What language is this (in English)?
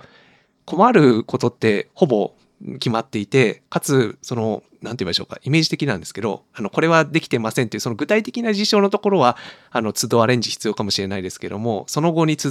Japanese